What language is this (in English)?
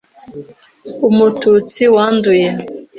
Kinyarwanda